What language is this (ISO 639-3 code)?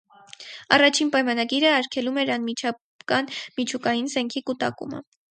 hye